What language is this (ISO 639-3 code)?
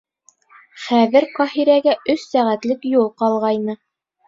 bak